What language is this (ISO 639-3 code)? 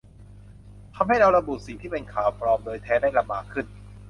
tha